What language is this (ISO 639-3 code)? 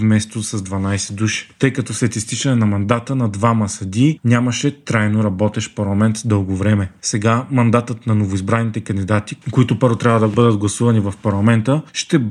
bul